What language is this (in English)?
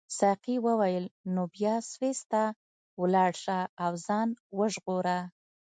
Pashto